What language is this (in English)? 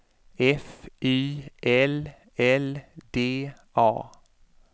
Swedish